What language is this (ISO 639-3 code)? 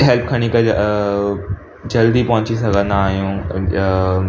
snd